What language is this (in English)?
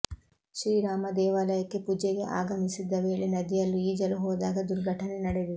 Kannada